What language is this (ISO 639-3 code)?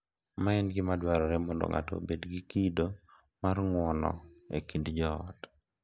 luo